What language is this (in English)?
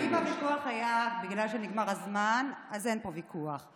Hebrew